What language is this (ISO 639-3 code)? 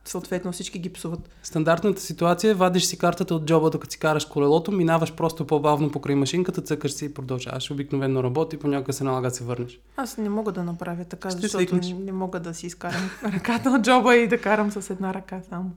bul